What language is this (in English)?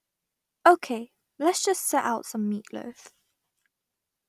English